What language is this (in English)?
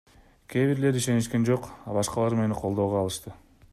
Kyrgyz